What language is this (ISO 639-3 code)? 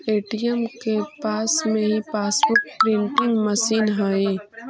mag